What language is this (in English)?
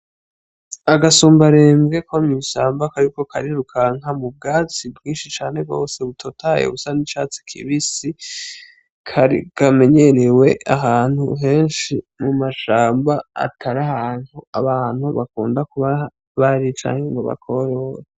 Rundi